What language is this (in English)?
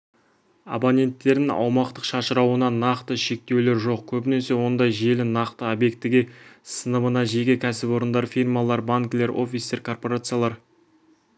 Kazakh